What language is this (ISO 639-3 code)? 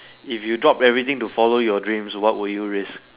eng